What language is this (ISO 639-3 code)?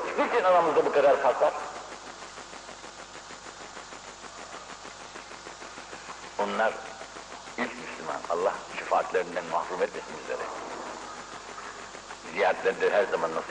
tur